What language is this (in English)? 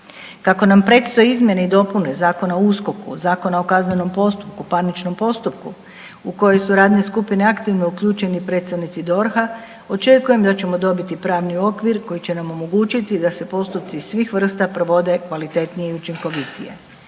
Croatian